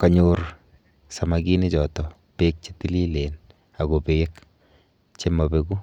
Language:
Kalenjin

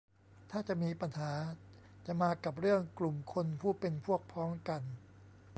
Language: Thai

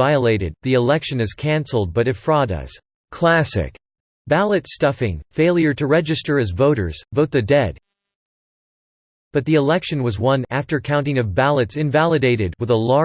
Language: English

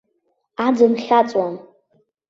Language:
Abkhazian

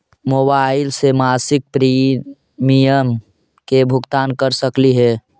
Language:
Magahi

